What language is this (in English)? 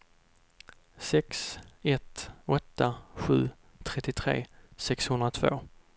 Swedish